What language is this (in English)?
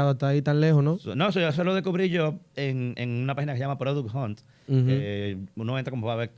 Spanish